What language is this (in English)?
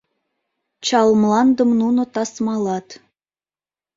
Mari